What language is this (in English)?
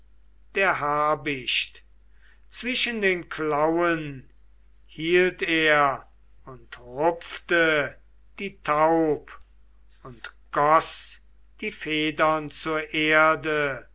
German